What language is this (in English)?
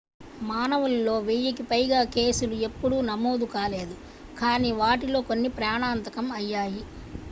Telugu